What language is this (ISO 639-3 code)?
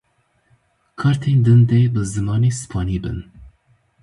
kur